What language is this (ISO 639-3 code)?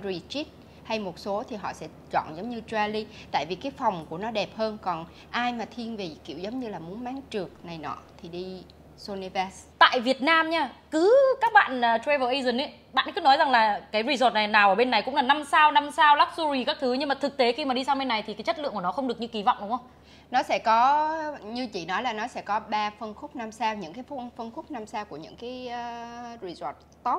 vie